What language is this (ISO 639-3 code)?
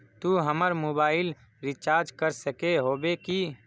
mag